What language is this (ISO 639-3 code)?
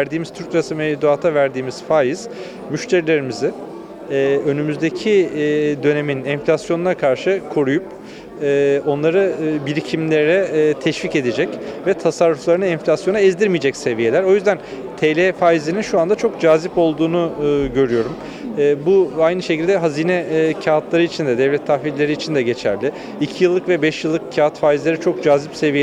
tur